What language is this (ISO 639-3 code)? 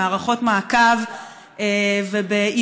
heb